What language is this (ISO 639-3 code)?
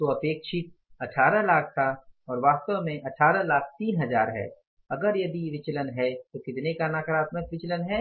hin